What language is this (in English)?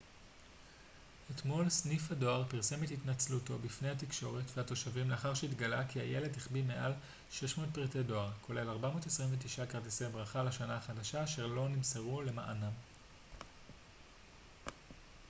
Hebrew